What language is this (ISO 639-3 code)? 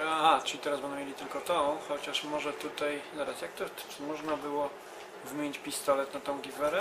pol